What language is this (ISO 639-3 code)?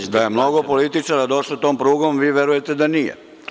srp